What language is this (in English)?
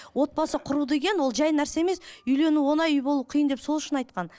Kazakh